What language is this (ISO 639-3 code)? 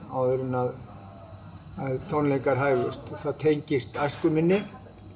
isl